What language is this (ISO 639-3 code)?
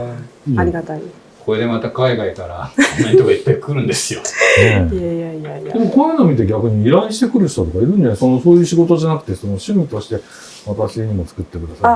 jpn